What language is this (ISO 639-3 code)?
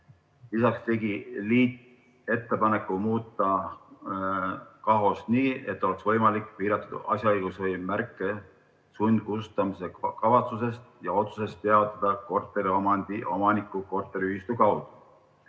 est